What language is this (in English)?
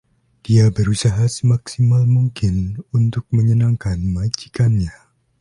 Indonesian